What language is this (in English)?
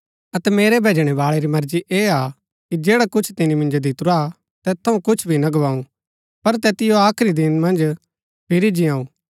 Gaddi